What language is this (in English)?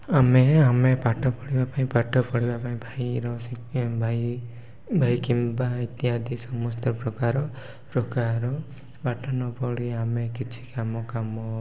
Odia